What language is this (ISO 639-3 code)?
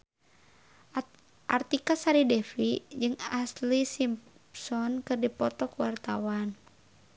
sun